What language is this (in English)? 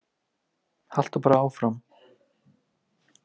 Icelandic